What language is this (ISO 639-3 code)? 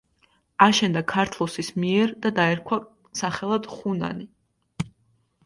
kat